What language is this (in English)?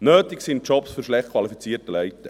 Swiss German